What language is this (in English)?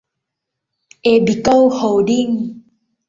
Thai